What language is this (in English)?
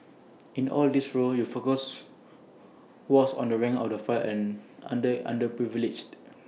English